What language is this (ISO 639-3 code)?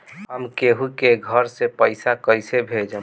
bho